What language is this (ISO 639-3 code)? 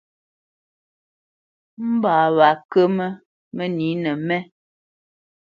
bce